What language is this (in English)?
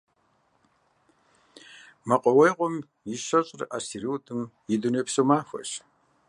Kabardian